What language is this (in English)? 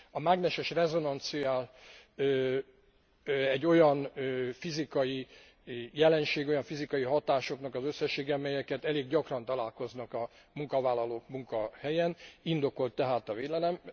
Hungarian